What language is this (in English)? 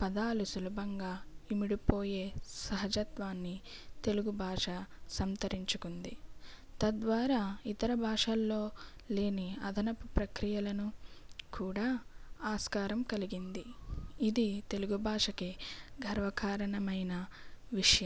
Telugu